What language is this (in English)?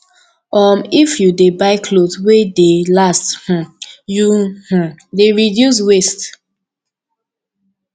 Nigerian Pidgin